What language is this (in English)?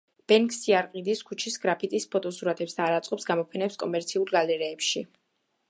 Georgian